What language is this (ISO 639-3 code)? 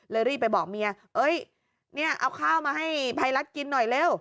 tha